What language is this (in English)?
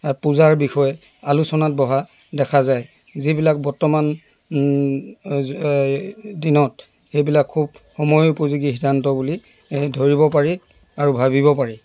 Assamese